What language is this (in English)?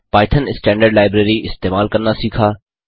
Hindi